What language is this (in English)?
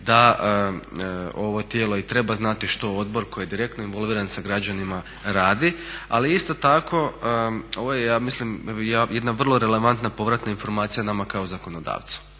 Croatian